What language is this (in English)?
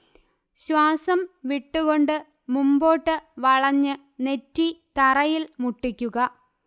Malayalam